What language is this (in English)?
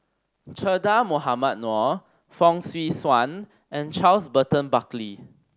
English